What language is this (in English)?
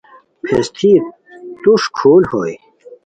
Khowar